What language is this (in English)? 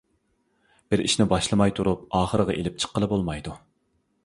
Uyghur